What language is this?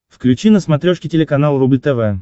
Russian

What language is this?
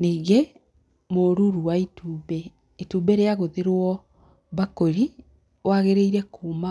Kikuyu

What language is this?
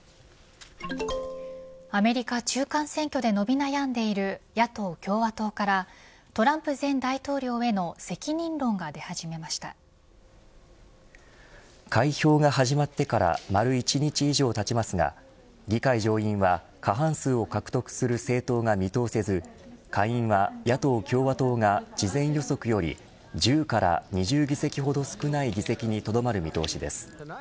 Japanese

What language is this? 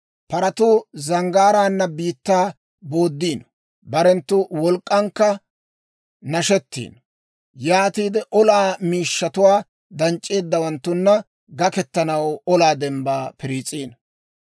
Dawro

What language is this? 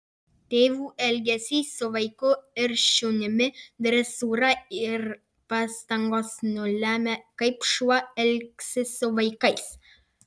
Lithuanian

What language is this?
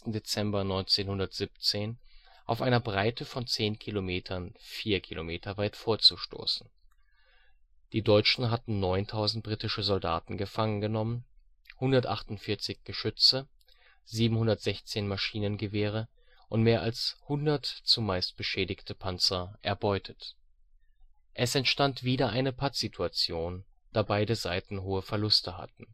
German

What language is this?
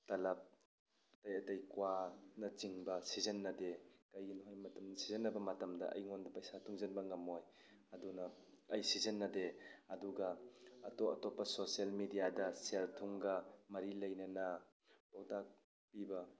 Manipuri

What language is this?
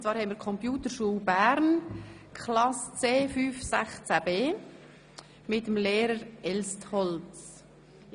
Swiss German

